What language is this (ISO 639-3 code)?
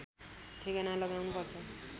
nep